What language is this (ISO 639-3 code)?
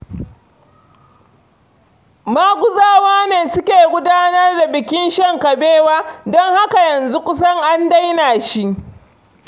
hau